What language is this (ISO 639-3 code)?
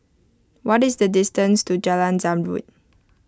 eng